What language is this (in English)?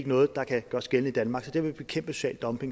Danish